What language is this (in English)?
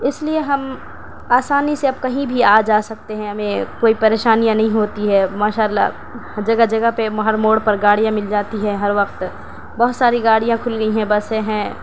Urdu